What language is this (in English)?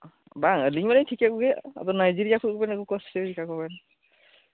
Santali